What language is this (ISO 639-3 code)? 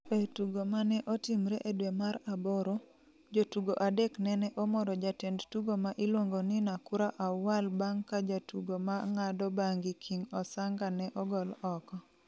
luo